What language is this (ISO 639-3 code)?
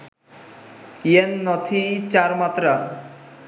ben